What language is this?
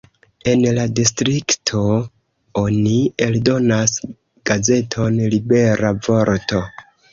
Esperanto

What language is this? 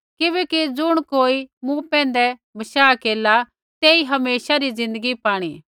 Kullu Pahari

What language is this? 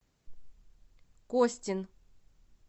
Russian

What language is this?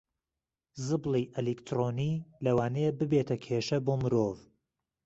Central Kurdish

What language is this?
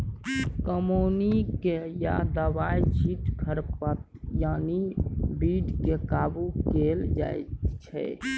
Maithili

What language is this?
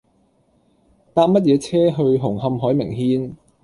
Cantonese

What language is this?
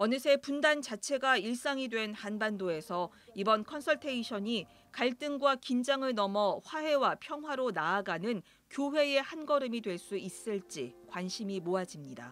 Korean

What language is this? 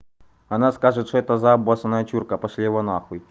Russian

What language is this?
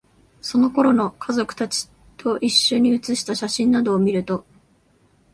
Japanese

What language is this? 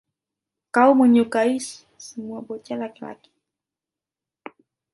Indonesian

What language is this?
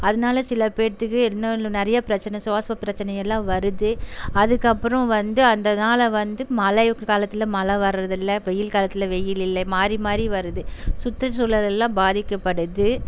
Tamil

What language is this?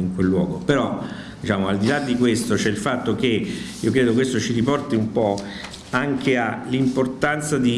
Italian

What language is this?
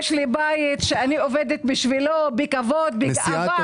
Hebrew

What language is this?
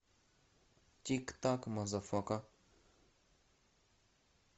Russian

